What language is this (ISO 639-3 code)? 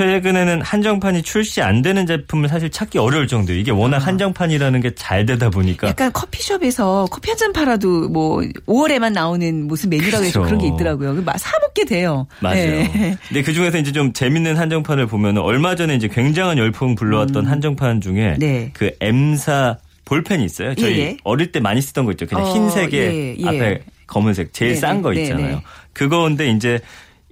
kor